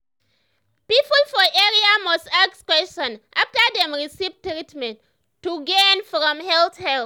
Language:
Nigerian Pidgin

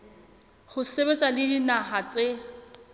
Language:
Southern Sotho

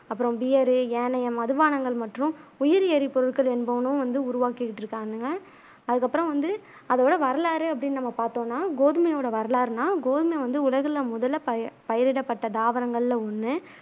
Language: Tamil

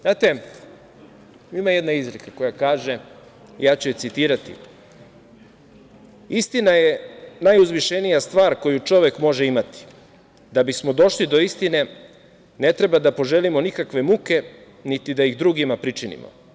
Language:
Serbian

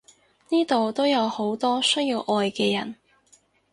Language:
Cantonese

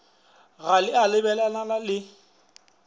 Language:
Northern Sotho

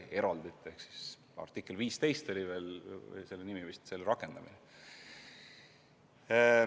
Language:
Estonian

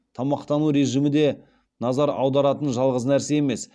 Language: Kazakh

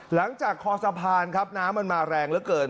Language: Thai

